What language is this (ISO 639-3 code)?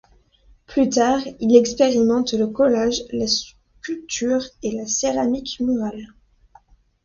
fra